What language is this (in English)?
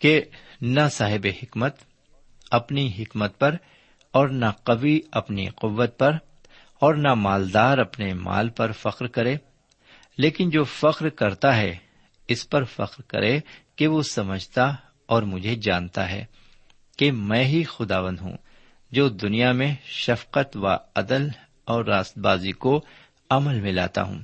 Urdu